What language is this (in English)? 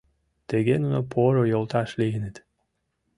Mari